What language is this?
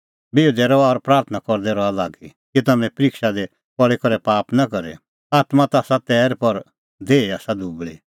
Kullu Pahari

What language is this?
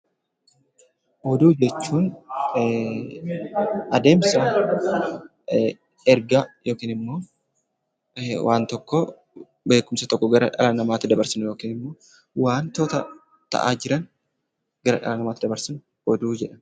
Oromo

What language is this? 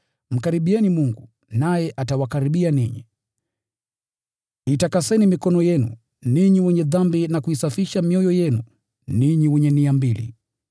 Swahili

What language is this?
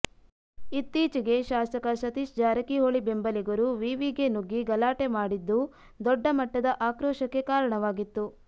Kannada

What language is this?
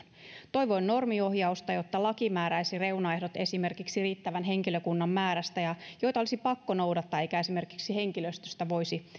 Finnish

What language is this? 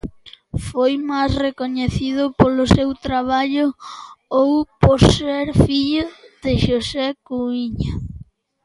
Galician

